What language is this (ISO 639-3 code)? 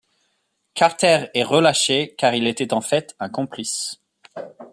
fra